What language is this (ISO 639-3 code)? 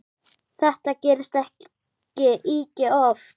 isl